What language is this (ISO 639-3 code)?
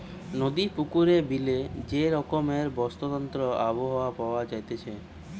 ben